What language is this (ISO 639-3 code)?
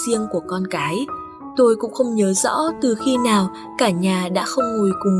vie